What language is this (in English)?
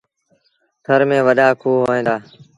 Sindhi Bhil